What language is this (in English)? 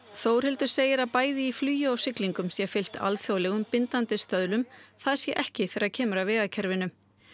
Icelandic